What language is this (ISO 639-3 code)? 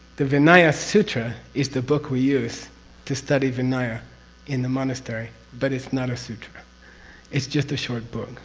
eng